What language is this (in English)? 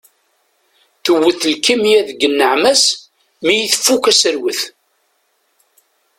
Kabyle